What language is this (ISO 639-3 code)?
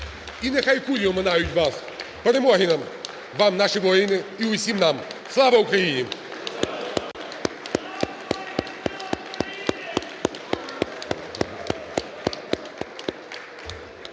ukr